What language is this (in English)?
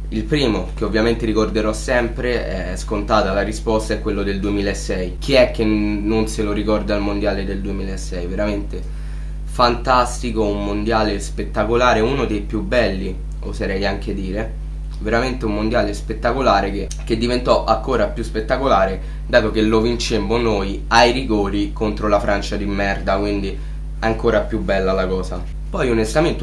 Italian